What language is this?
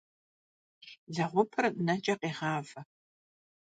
Kabardian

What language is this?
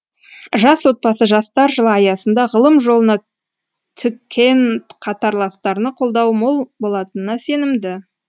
Kazakh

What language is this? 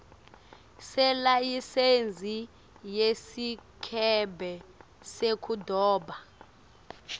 Swati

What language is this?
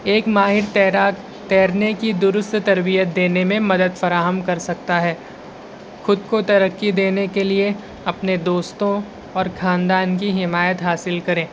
Urdu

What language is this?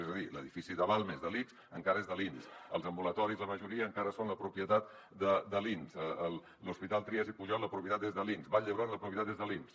Catalan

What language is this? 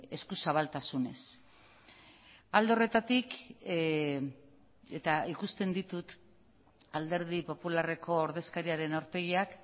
Basque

